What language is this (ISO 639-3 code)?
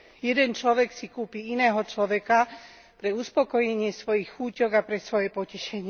slk